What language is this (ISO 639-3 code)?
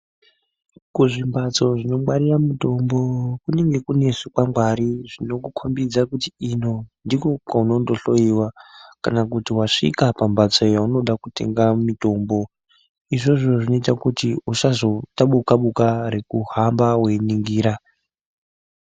ndc